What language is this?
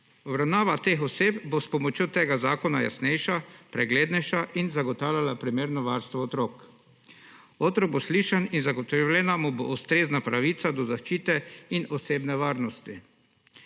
Slovenian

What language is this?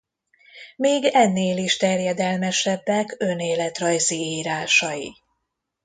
Hungarian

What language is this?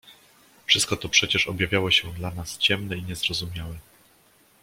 Polish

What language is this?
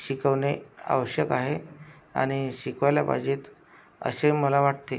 Marathi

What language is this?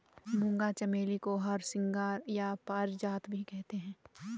Hindi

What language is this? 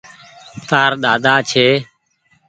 Goaria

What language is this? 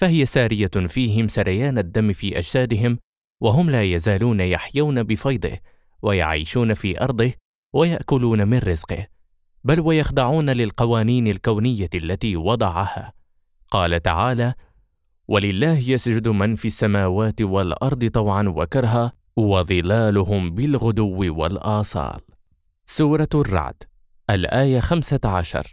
Arabic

